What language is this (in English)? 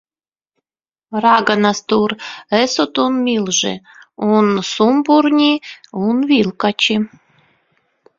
Latvian